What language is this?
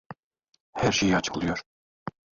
Turkish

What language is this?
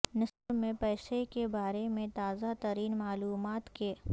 Urdu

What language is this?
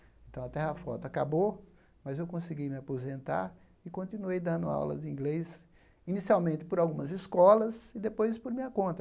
Portuguese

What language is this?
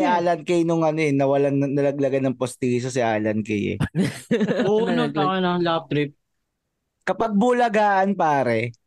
Filipino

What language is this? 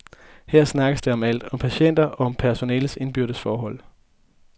Danish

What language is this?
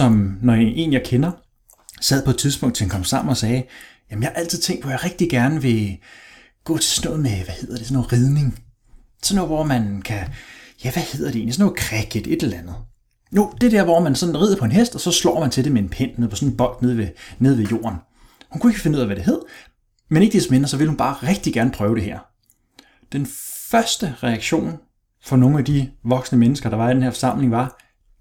Danish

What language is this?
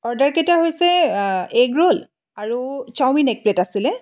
Assamese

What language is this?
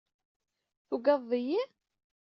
Kabyle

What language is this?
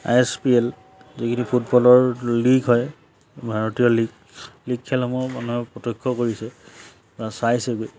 Assamese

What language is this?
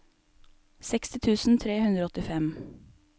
Norwegian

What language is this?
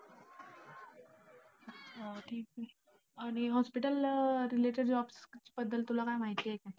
Marathi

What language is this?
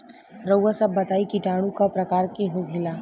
Bhojpuri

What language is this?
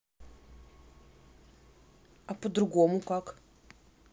Russian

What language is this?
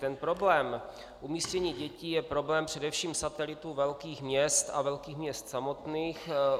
Czech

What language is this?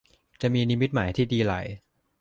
Thai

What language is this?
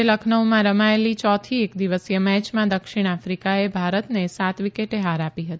Gujarati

